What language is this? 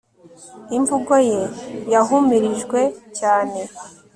Kinyarwanda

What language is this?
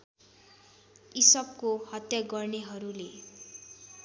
Nepali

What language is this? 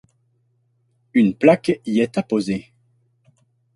French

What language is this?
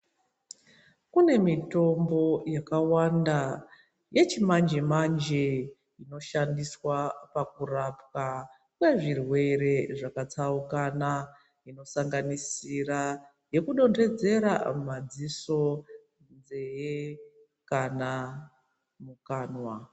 Ndau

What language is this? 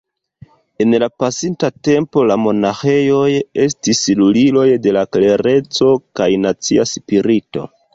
Esperanto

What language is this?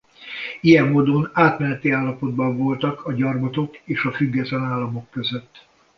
Hungarian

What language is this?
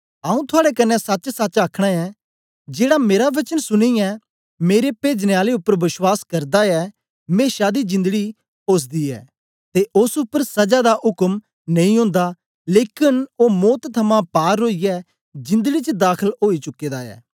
Dogri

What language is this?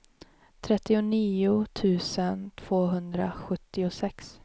Swedish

